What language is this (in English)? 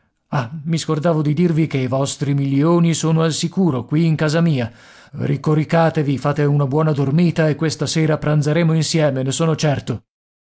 Italian